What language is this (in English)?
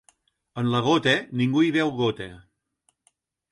Catalan